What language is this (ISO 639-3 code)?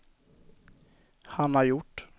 swe